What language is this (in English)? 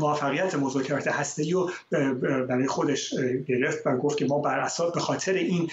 Persian